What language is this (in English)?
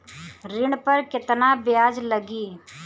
Bhojpuri